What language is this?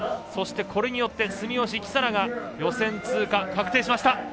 Japanese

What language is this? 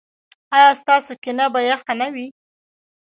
Pashto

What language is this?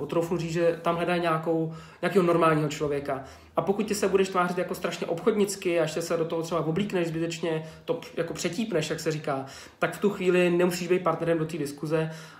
Czech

